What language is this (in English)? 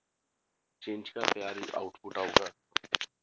Punjabi